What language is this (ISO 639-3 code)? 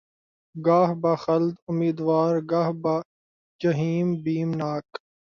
urd